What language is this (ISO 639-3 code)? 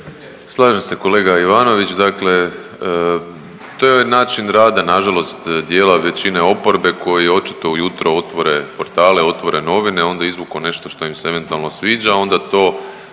hrv